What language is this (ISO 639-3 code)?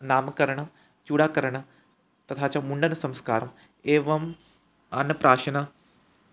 san